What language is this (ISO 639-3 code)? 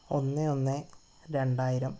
mal